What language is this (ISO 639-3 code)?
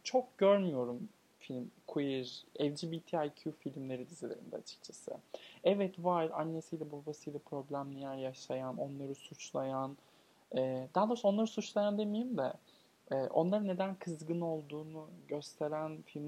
tur